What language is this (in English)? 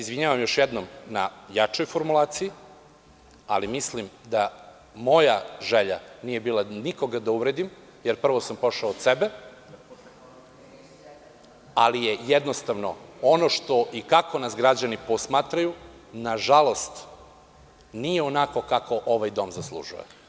Serbian